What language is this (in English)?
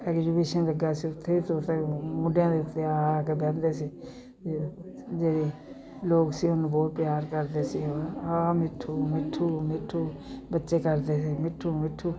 Punjabi